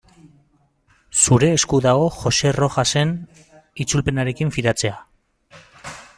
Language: Basque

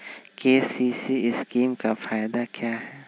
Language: Magahi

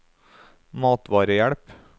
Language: Norwegian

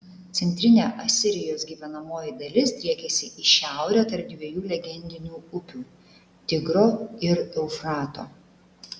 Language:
Lithuanian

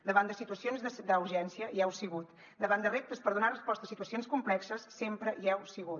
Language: Catalan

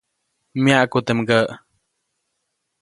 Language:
Copainalá Zoque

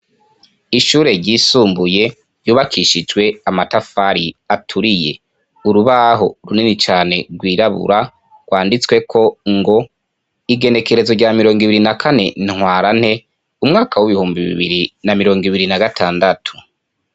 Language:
Rundi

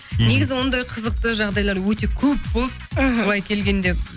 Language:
Kazakh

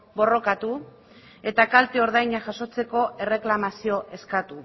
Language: Basque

